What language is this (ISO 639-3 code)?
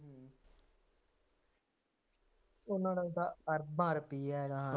pan